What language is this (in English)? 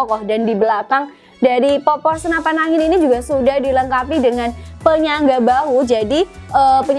Indonesian